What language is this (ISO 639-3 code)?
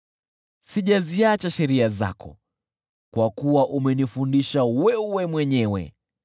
swa